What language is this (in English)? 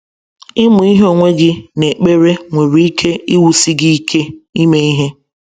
Igbo